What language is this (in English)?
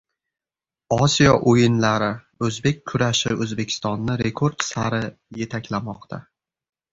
Uzbek